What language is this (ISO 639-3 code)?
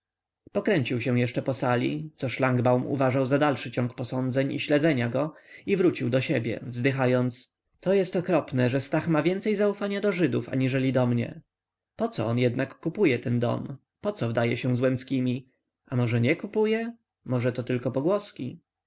pol